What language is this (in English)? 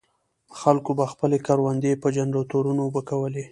Pashto